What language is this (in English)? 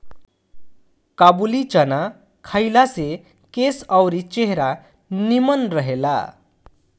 Bhojpuri